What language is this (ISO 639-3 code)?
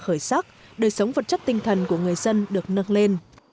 vie